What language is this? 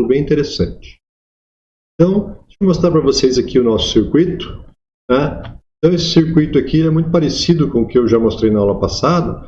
Portuguese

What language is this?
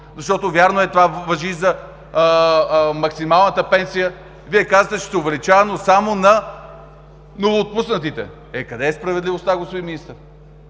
Bulgarian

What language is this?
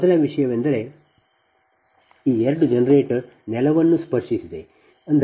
Kannada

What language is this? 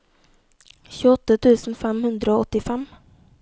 Norwegian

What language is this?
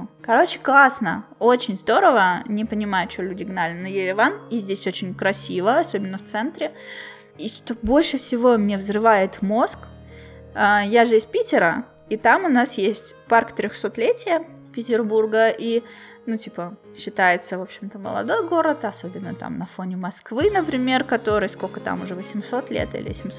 Russian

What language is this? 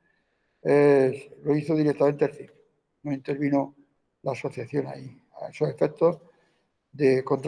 Spanish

